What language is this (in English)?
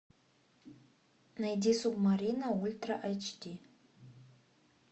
Russian